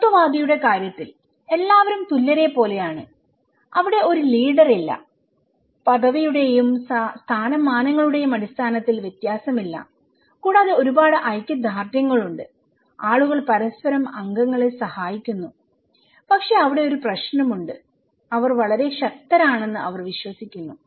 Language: Malayalam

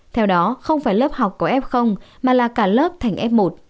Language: Vietnamese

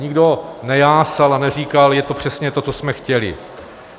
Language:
Czech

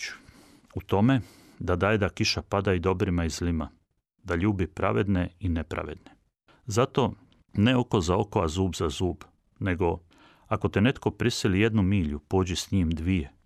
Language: Croatian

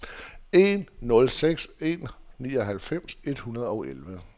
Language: Danish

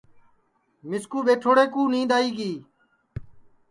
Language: Sansi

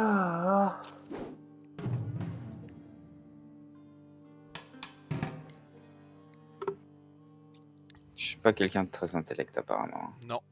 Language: French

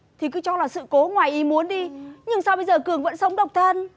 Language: Vietnamese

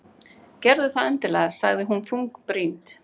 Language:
Icelandic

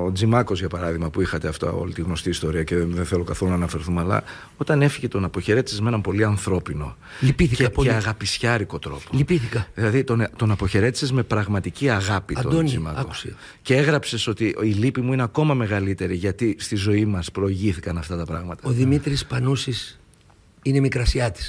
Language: Greek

